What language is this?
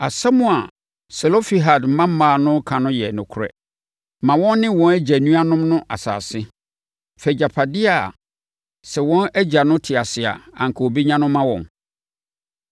Akan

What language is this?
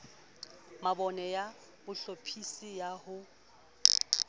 Southern Sotho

